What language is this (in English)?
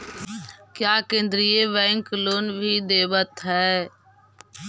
Magahi